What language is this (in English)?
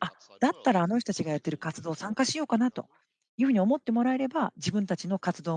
Japanese